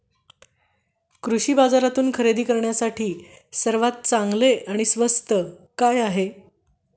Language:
Marathi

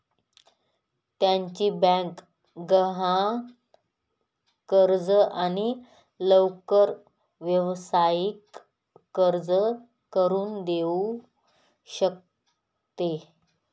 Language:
Marathi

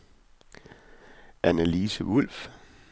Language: Danish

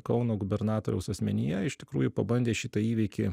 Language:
Lithuanian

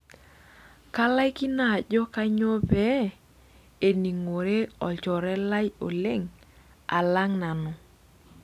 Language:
Masai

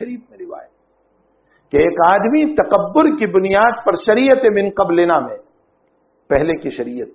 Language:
Arabic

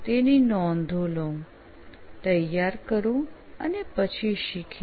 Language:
Gujarati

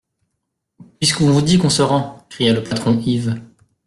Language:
French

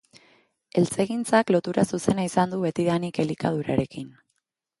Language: Basque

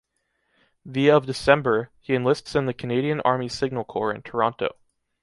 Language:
English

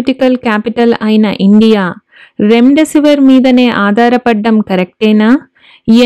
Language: Telugu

